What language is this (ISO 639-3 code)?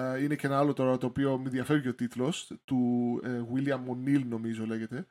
ell